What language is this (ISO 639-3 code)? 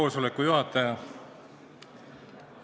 est